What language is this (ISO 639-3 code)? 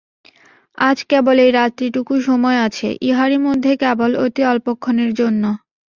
ben